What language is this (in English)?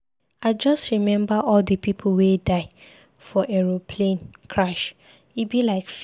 Nigerian Pidgin